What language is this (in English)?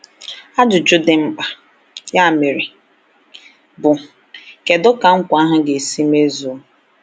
Igbo